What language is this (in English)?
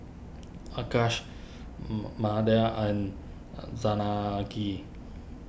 English